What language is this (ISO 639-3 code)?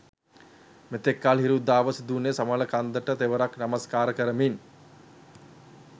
sin